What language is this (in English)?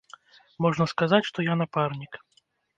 Belarusian